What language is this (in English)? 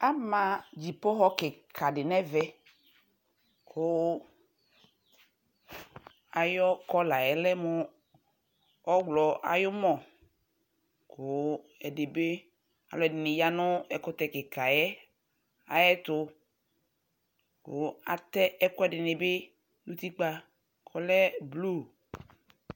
Ikposo